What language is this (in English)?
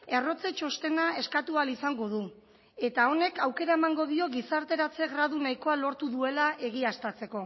Basque